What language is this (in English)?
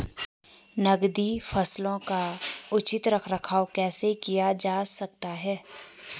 Hindi